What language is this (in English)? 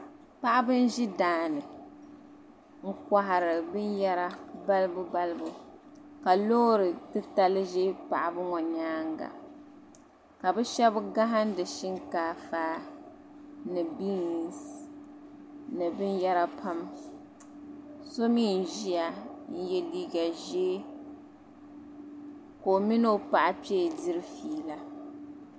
Dagbani